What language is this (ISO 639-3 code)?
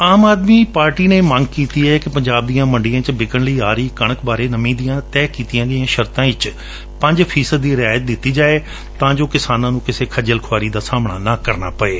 pan